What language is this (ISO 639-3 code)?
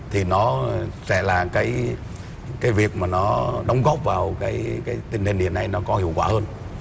vie